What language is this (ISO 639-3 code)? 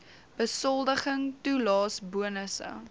afr